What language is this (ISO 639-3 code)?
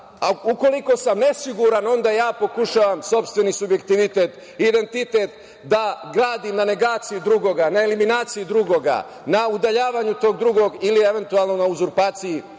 srp